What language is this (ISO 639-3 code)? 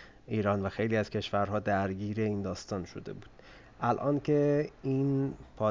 fas